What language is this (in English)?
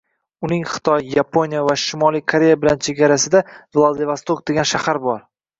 Uzbek